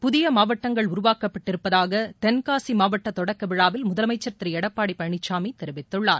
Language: Tamil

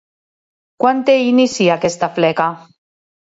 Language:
Catalan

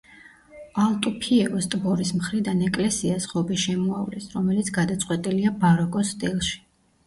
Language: Georgian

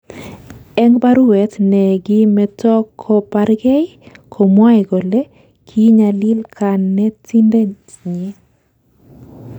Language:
Kalenjin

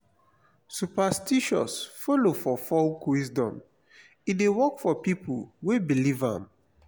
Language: Nigerian Pidgin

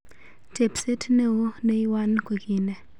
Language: Kalenjin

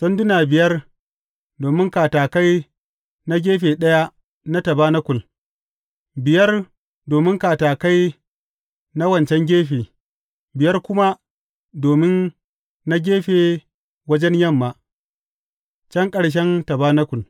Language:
Hausa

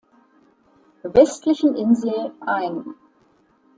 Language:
German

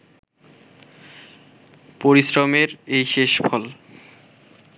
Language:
Bangla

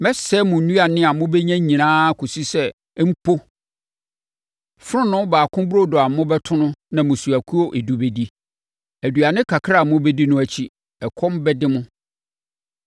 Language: Akan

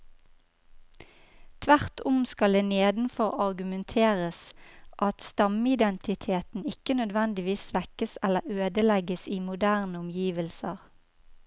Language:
Norwegian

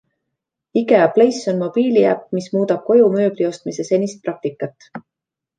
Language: Estonian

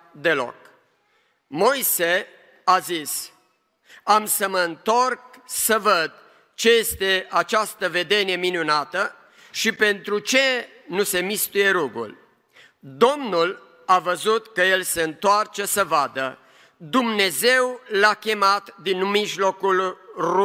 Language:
Romanian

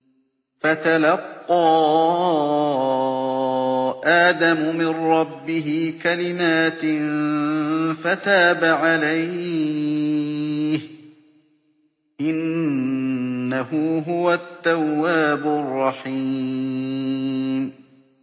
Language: Arabic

